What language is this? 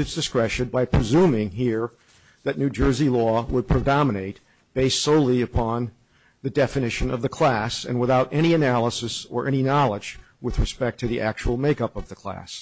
English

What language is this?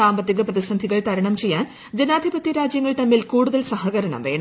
Malayalam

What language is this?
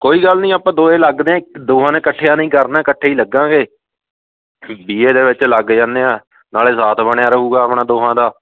Punjabi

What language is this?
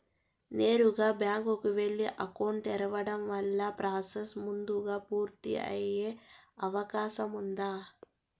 Telugu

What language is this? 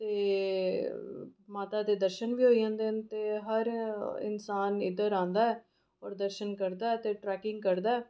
Dogri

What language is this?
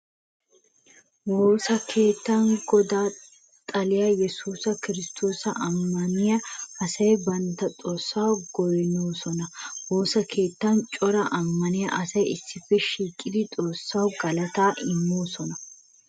Wolaytta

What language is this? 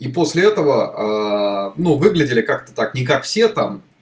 Russian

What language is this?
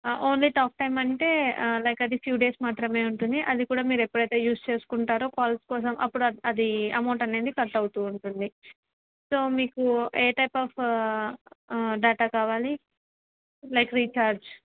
Telugu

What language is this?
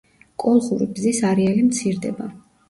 Georgian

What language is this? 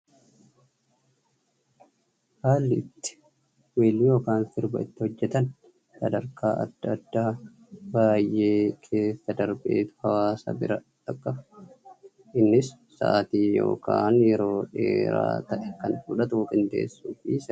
Oromo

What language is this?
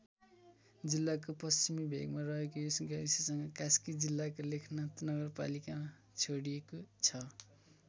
Nepali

